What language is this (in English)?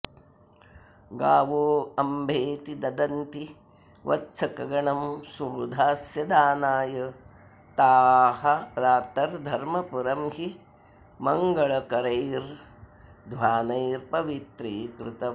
Sanskrit